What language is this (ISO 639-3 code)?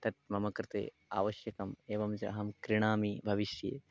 san